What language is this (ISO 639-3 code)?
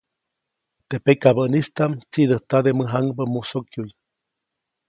zoc